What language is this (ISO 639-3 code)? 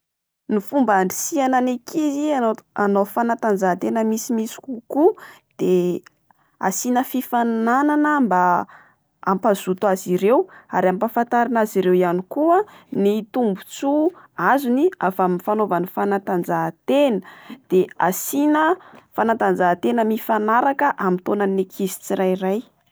mlg